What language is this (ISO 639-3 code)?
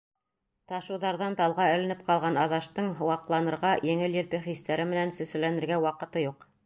bak